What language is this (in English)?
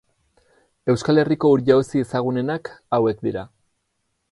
Basque